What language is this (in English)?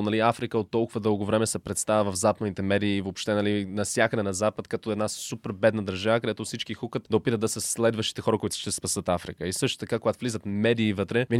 Bulgarian